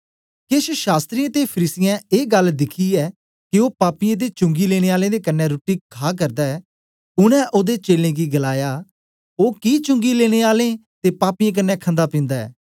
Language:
Dogri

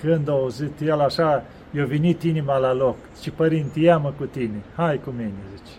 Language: Romanian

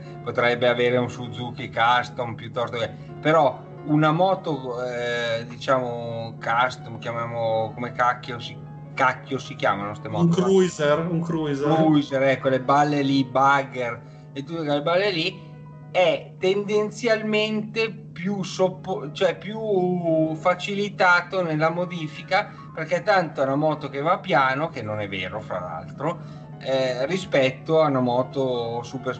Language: Italian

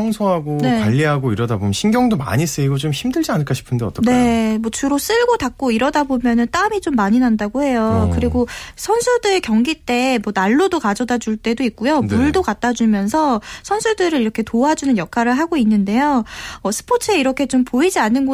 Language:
Korean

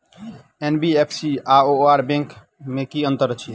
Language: Maithili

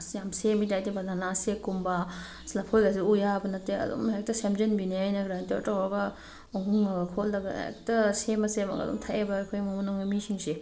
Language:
Manipuri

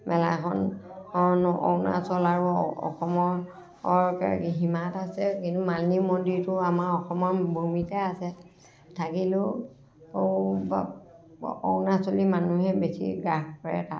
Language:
Assamese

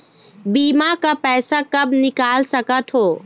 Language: Chhattisgarhi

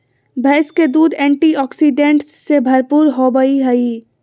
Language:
Magahi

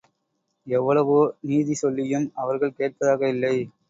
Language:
Tamil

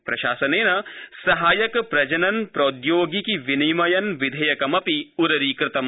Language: Sanskrit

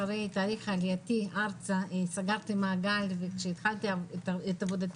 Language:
Hebrew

